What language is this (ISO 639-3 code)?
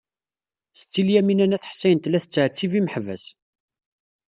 kab